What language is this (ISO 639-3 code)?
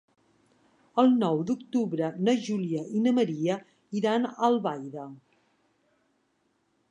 cat